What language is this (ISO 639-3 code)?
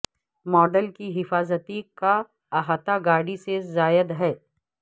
urd